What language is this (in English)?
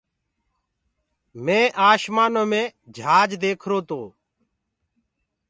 Gurgula